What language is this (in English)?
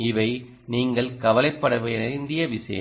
Tamil